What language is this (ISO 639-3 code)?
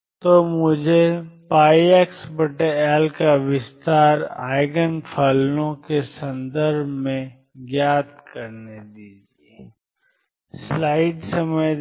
hin